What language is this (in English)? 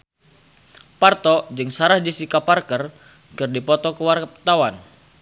Sundanese